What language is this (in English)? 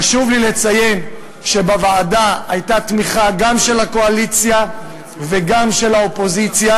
Hebrew